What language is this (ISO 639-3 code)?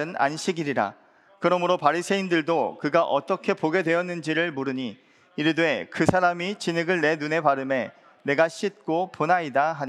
kor